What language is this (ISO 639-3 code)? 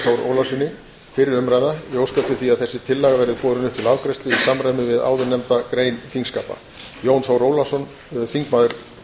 isl